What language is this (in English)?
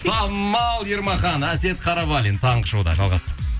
Kazakh